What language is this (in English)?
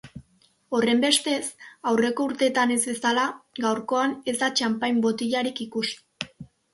Basque